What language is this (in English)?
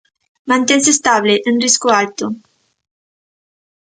Galician